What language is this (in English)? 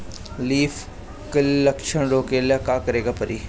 Bhojpuri